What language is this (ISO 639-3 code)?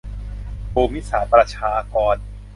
tha